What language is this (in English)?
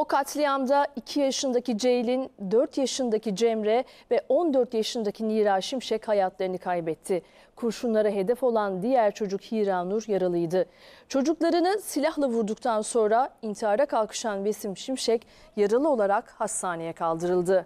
Turkish